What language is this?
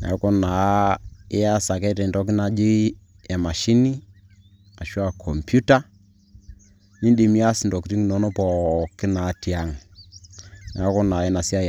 Masai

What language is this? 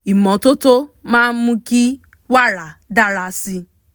Yoruba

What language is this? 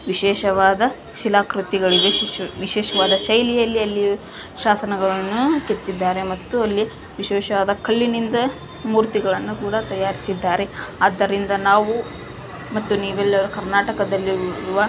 Kannada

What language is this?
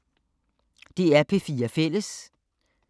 Danish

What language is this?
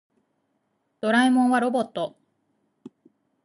Japanese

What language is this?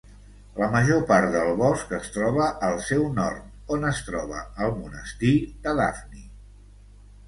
Catalan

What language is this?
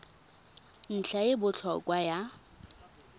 Tswana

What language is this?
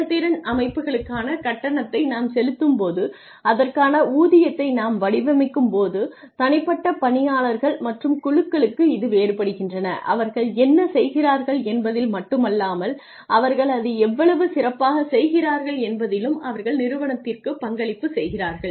Tamil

